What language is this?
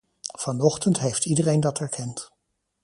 Dutch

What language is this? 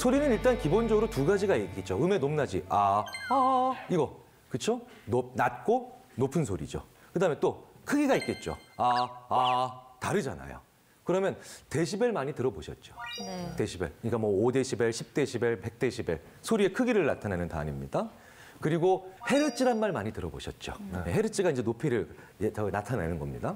Korean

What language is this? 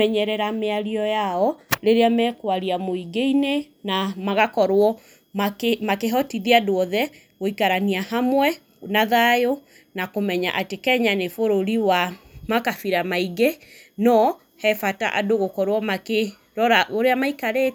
Kikuyu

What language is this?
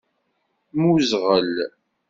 Kabyle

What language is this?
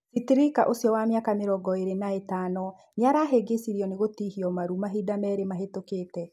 Kikuyu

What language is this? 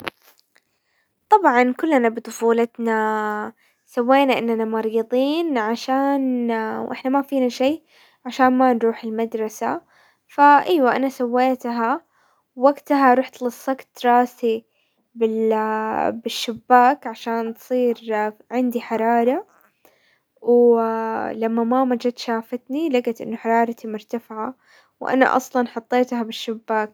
Hijazi Arabic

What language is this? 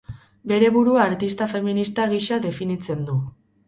Basque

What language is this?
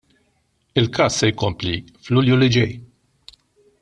Maltese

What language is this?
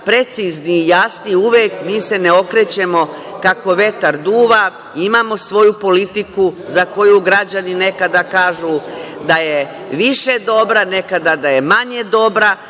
Serbian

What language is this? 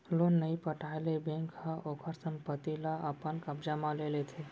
Chhattisgarhi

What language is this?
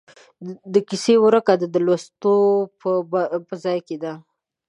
Pashto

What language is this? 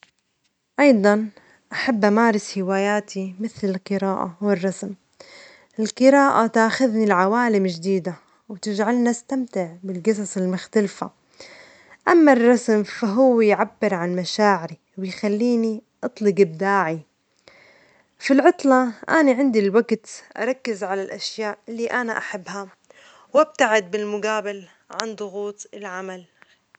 Omani Arabic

